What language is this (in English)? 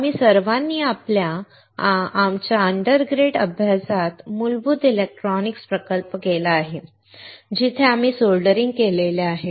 Marathi